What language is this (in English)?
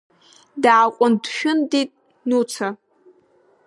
Abkhazian